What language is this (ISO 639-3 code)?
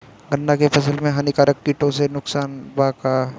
bho